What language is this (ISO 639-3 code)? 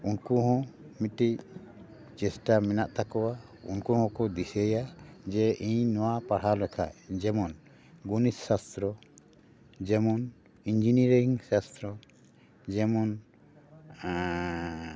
sat